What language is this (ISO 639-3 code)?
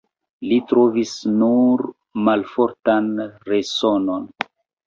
epo